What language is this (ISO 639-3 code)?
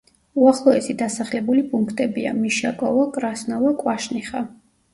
kat